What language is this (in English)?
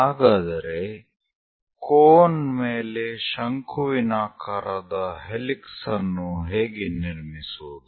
Kannada